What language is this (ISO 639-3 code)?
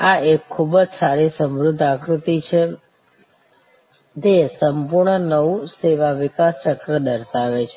guj